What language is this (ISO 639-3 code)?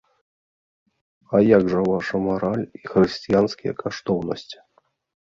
bel